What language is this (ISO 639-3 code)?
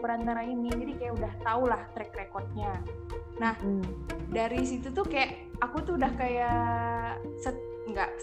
ind